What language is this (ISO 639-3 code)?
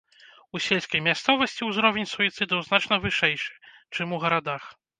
bel